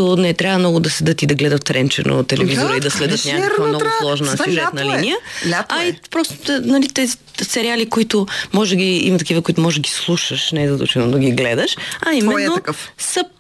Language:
Bulgarian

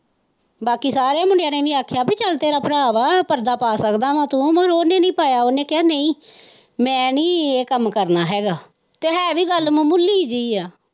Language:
Punjabi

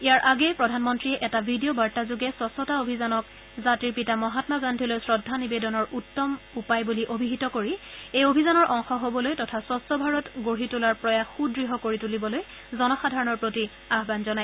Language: Assamese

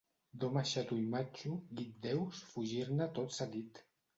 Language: Catalan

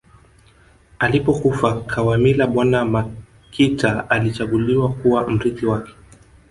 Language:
Swahili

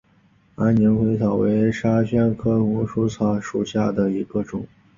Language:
Chinese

